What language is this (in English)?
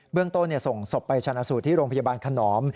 Thai